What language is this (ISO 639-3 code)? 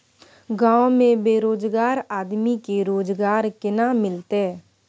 mai